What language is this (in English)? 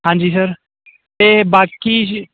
Punjabi